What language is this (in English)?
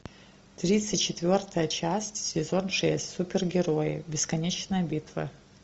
Russian